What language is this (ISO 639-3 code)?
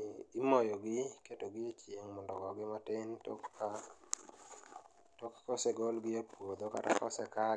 luo